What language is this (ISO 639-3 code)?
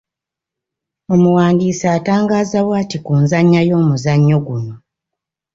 lug